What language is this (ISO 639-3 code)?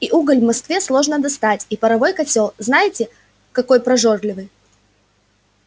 rus